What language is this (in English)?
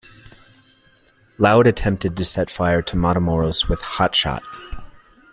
English